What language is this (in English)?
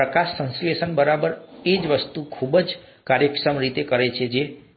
Gujarati